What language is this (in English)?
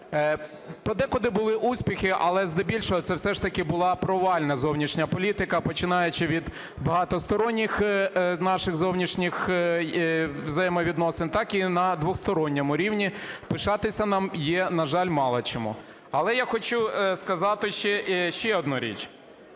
Ukrainian